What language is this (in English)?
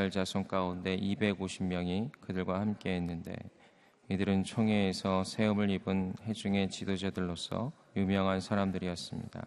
Korean